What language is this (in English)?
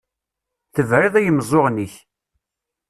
Kabyle